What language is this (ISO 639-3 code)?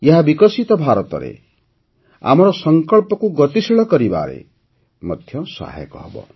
ori